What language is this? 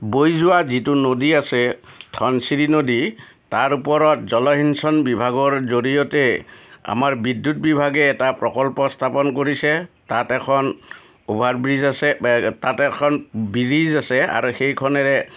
Assamese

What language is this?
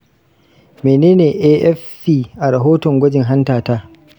Hausa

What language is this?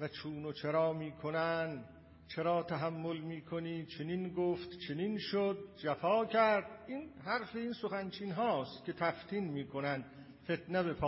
Persian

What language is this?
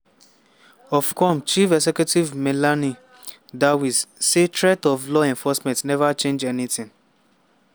Nigerian Pidgin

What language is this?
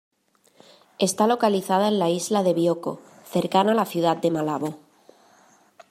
Spanish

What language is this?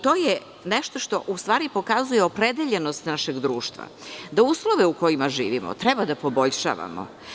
Serbian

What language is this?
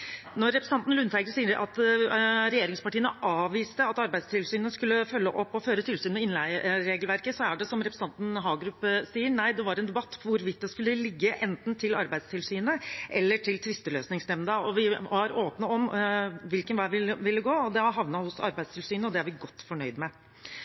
Norwegian Bokmål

